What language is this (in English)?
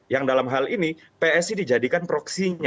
Indonesian